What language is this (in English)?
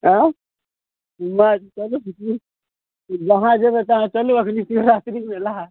Maithili